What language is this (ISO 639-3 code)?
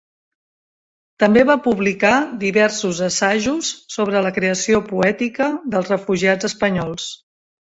cat